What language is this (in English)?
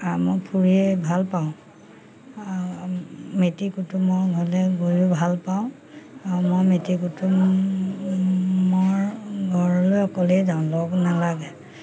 Assamese